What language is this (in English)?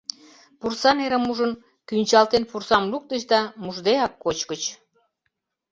Mari